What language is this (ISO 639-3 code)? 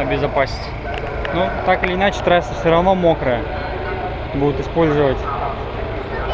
rus